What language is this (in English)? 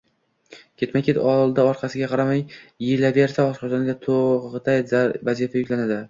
Uzbek